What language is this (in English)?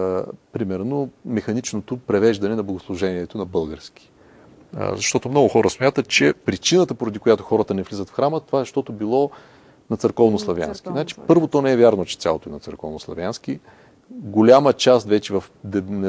Bulgarian